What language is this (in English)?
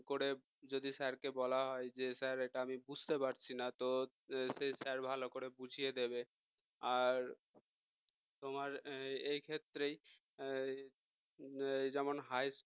Bangla